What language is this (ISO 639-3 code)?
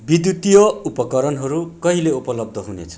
nep